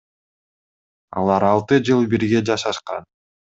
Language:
Kyrgyz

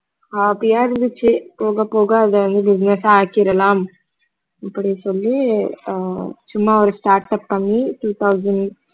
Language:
Tamil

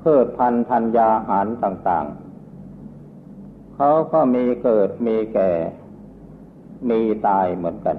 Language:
Thai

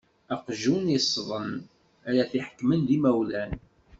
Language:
Kabyle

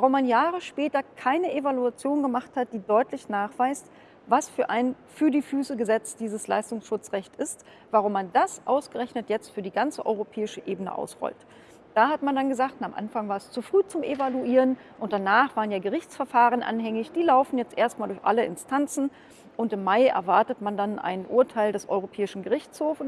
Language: German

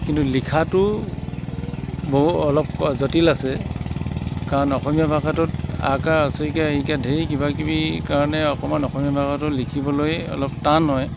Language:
Assamese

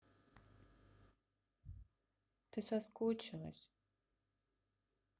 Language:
Russian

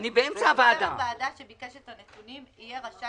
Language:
Hebrew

